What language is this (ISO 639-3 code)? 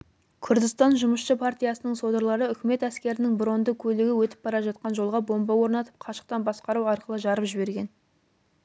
kaz